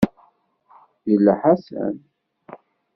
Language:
Kabyle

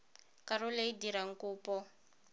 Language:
Tswana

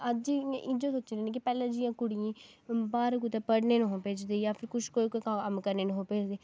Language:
Dogri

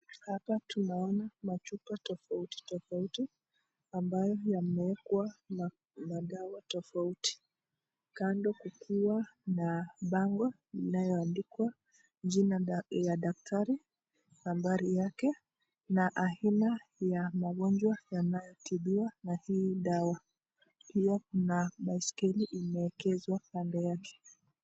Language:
Swahili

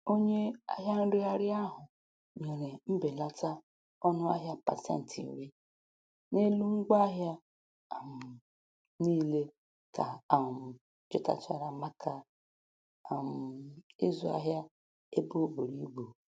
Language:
Igbo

